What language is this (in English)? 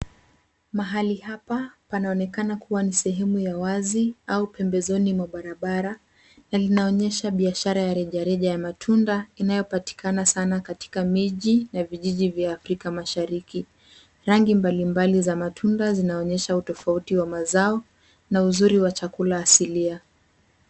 Swahili